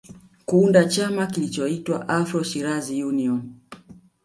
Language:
Swahili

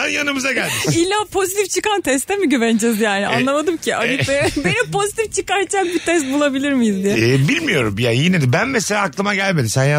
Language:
Turkish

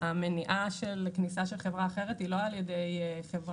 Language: Hebrew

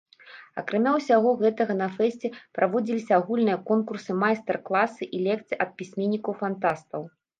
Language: Belarusian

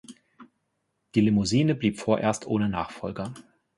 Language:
German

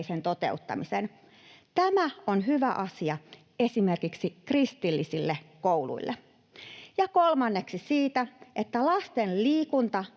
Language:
Finnish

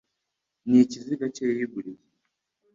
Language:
Kinyarwanda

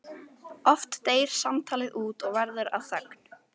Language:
Icelandic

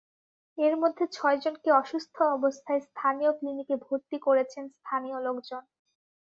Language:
Bangla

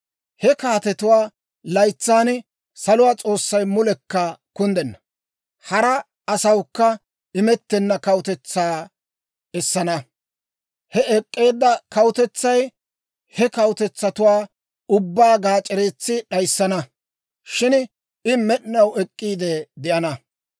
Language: Dawro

